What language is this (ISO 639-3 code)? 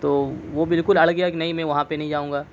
urd